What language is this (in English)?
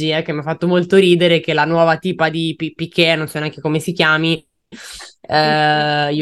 Italian